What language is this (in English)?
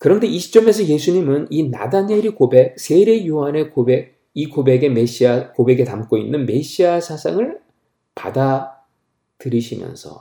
Korean